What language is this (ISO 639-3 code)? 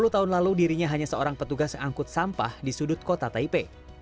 ind